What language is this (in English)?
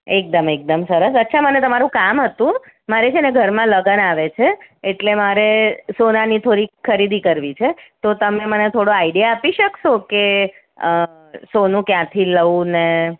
Gujarati